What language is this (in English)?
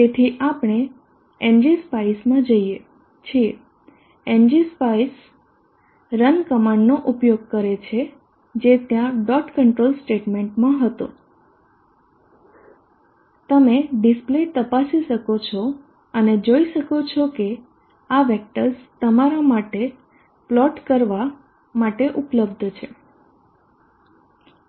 Gujarati